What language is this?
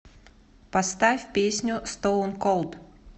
Russian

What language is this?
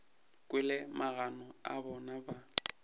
Northern Sotho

